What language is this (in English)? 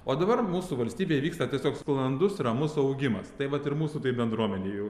Lithuanian